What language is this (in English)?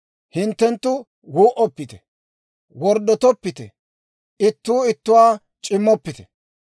Dawro